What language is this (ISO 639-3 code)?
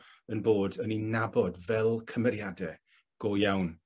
cym